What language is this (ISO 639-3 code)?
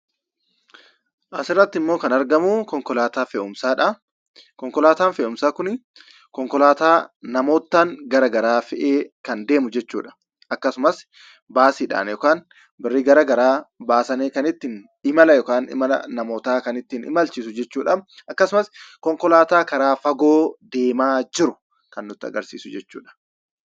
orm